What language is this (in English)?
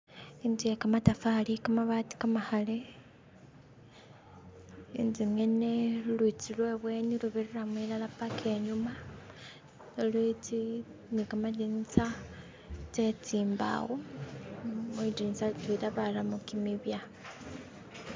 Masaaba